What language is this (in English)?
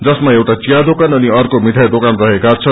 Nepali